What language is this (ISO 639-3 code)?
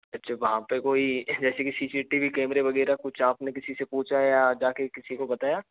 hin